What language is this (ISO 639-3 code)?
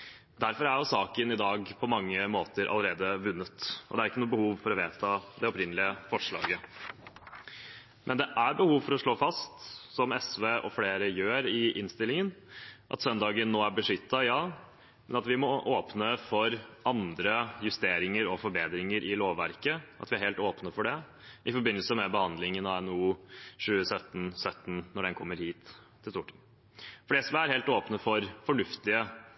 nob